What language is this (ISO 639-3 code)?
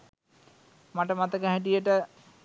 sin